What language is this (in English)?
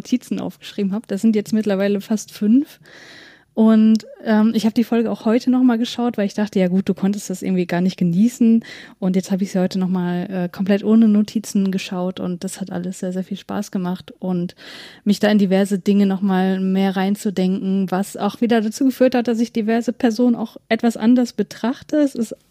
German